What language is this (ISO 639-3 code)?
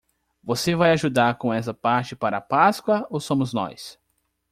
por